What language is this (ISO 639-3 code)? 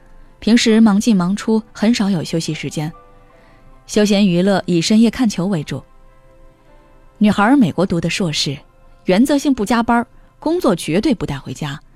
zho